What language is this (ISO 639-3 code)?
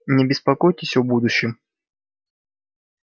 rus